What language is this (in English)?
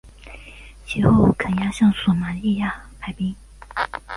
Chinese